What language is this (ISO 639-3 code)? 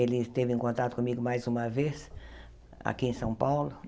por